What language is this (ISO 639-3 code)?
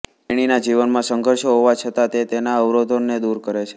guj